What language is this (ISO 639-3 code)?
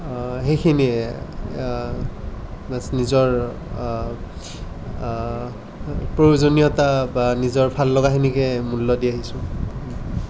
asm